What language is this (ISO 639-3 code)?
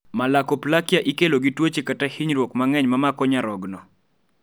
luo